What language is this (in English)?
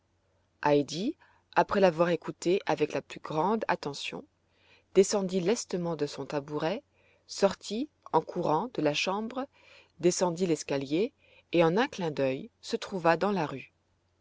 French